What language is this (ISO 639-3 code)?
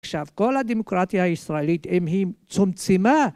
heb